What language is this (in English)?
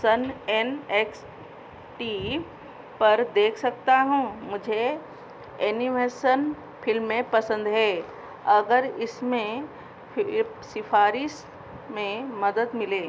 Hindi